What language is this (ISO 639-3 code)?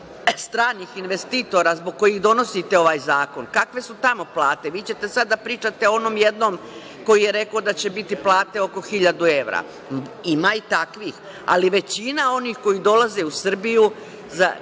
srp